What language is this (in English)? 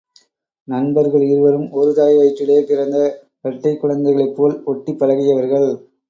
Tamil